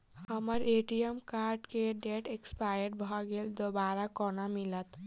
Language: Maithili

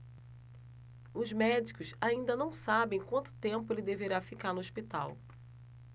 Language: Portuguese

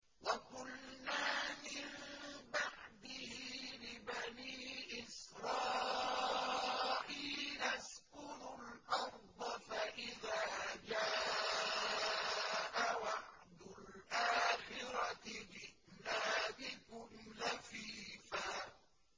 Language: Arabic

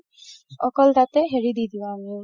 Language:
Assamese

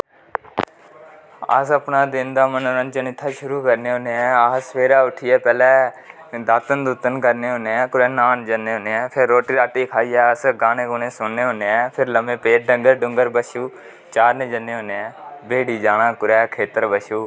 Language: Dogri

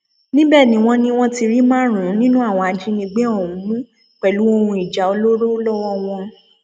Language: Yoruba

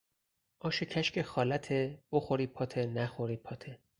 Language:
Persian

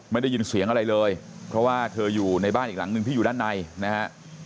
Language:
Thai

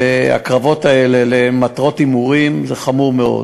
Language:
Hebrew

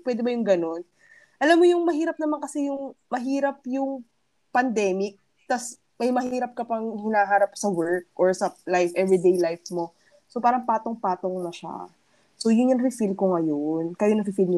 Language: Filipino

